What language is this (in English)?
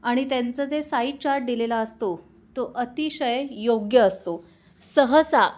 Marathi